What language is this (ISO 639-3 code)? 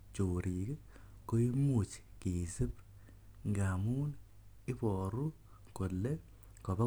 kln